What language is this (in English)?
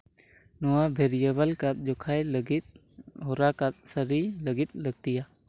Santali